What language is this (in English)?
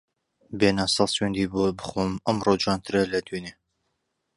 Central Kurdish